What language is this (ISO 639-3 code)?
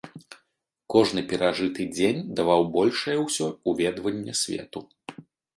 bel